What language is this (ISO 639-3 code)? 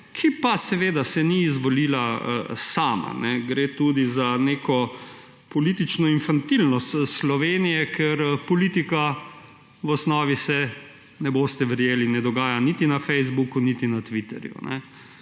slv